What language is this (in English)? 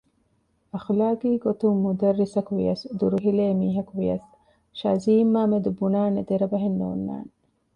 Divehi